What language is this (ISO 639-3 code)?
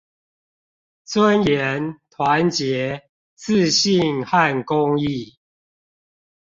zho